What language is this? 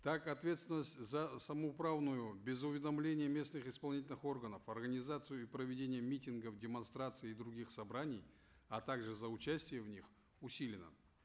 Kazakh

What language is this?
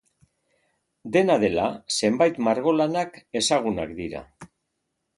Basque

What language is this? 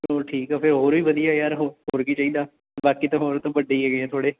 Punjabi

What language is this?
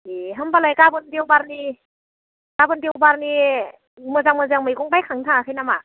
Bodo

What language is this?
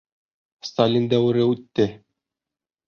Bashkir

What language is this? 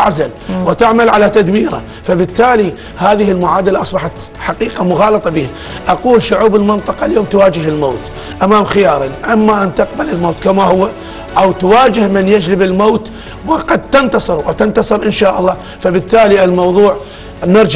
Arabic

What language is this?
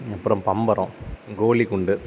Tamil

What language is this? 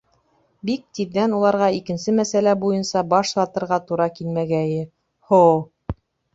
Bashkir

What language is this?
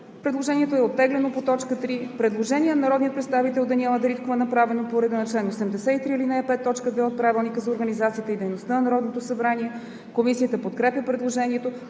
Bulgarian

